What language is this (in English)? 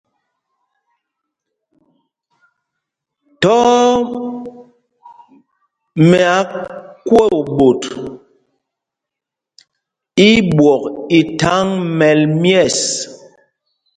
Mpumpong